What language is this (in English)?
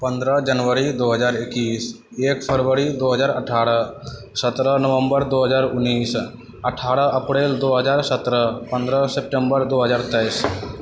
Maithili